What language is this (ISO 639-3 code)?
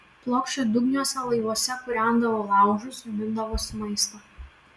lit